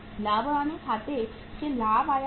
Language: Hindi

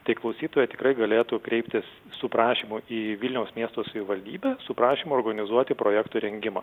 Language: Lithuanian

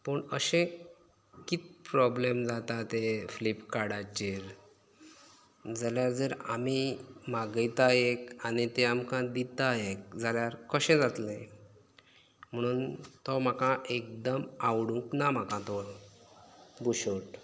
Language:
Konkani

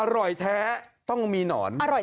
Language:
Thai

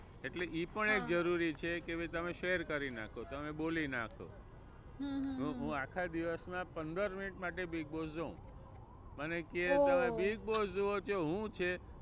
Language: Gujarati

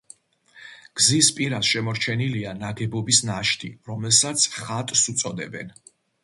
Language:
Georgian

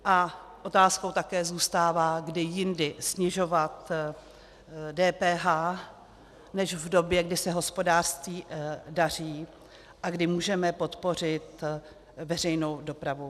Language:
Czech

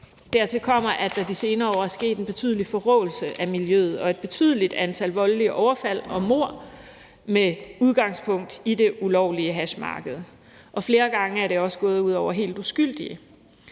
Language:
Danish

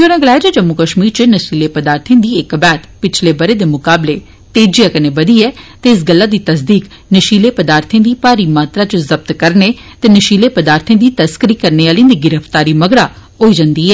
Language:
Dogri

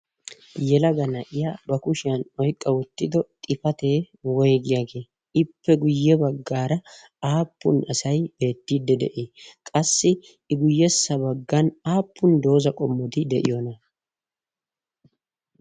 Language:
Wolaytta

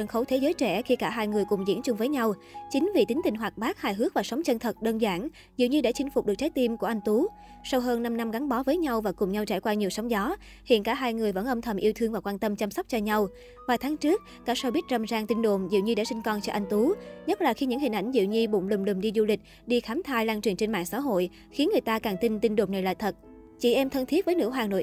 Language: Vietnamese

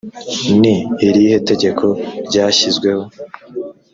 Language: Kinyarwanda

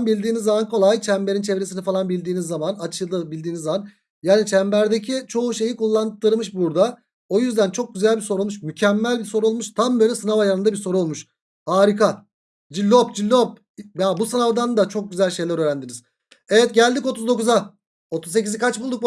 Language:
Turkish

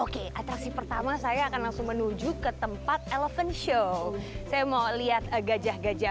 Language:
Indonesian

